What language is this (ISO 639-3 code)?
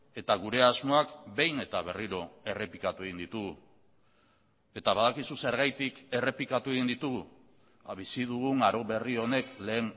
eus